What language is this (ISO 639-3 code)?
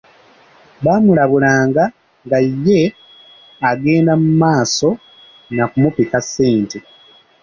lug